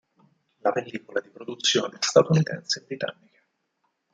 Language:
Italian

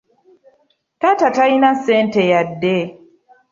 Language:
Ganda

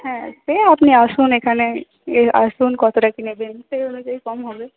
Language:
Bangla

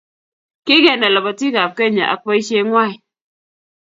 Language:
Kalenjin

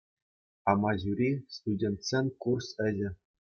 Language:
Chuvash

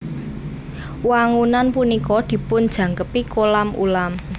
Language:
Javanese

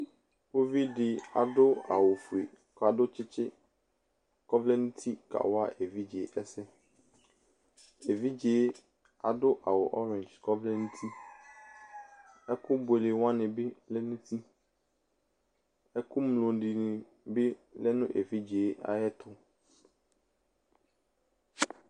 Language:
Ikposo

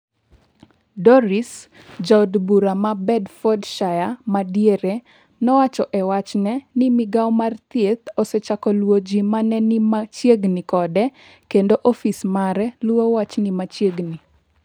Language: Luo (Kenya and Tanzania)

